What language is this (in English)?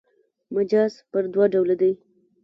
Pashto